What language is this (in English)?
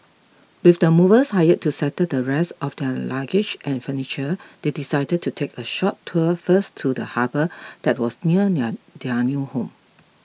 English